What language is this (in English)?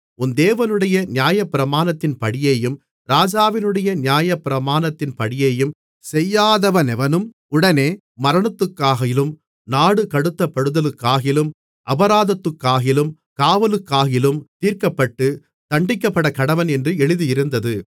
Tamil